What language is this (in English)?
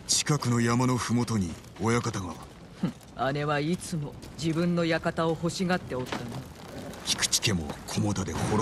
Japanese